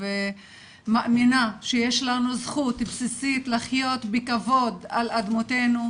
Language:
Hebrew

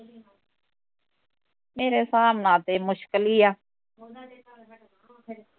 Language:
Punjabi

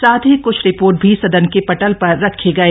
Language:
Hindi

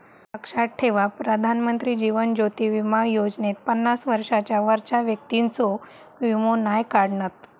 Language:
Marathi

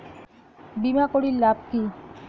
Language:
Bangla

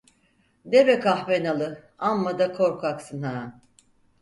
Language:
Turkish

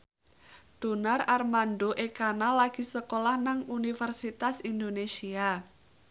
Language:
Javanese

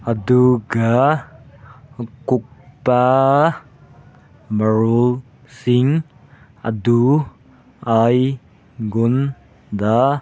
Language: Manipuri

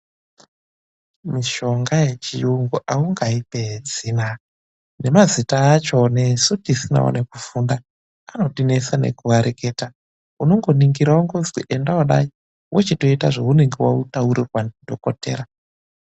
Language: Ndau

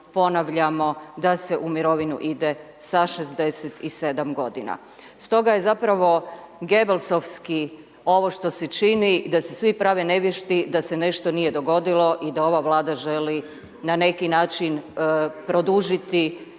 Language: Croatian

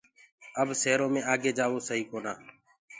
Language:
Gurgula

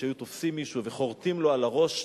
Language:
Hebrew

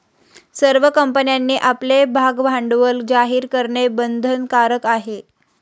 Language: Marathi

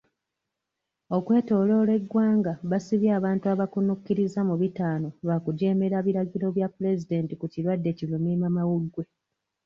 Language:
Ganda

